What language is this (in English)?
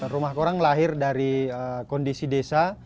Indonesian